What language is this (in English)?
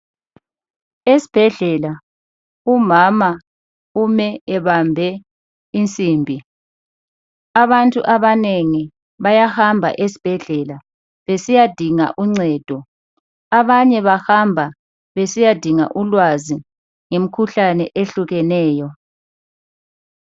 North Ndebele